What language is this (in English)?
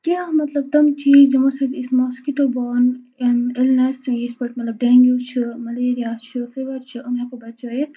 Kashmiri